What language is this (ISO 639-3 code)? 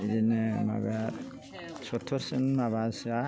brx